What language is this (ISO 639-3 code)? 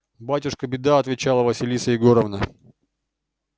rus